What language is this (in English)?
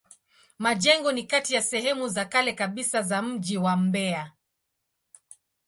Swahili